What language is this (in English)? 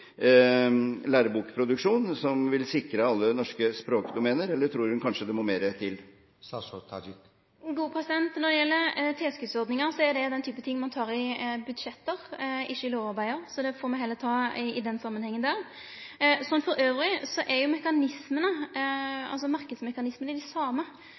Norwegian